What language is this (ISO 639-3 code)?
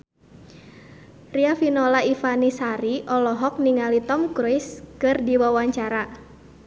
sun